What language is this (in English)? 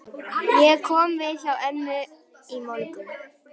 Icelandic